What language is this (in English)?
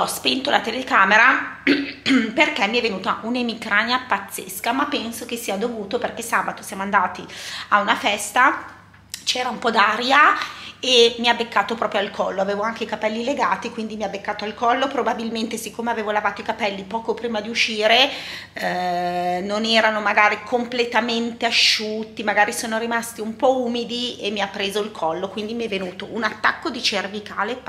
Italian